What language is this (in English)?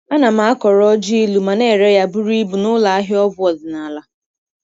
Igbo